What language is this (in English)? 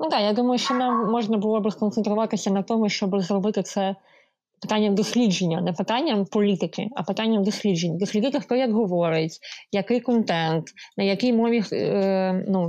Ukrainian